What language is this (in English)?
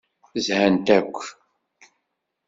Kabyle